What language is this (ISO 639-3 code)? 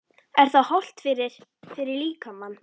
isl